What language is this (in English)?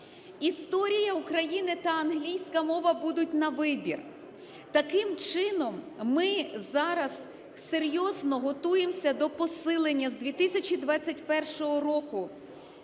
Ukrainian